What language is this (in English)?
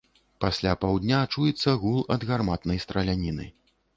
Belarusian